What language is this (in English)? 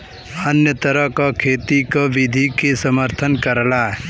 Bhojpuri